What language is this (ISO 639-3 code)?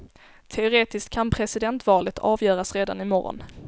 swe